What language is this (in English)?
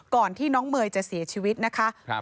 Thai